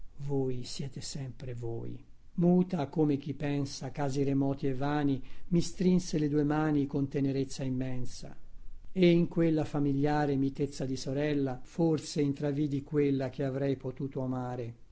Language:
Italian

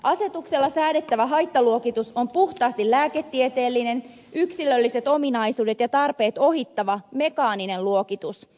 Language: Finnish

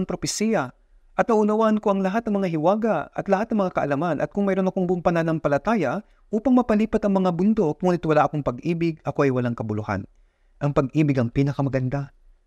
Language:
Filipino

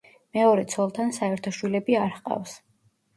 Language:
Georgian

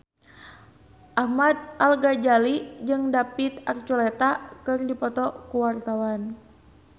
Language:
Sundanese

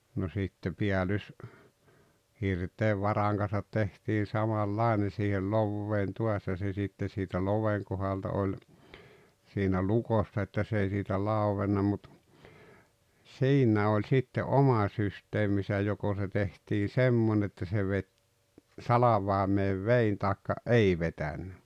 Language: Finnish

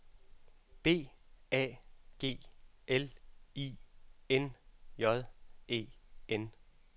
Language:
Danish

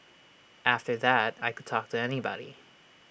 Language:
English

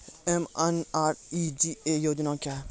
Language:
Maithili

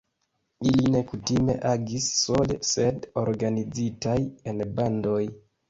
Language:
Esperanto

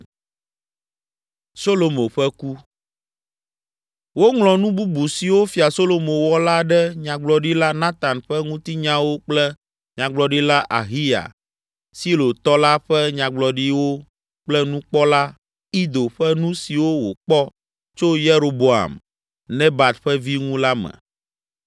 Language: Ewe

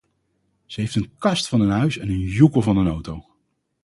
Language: Dutch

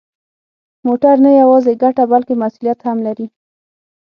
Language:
Pashto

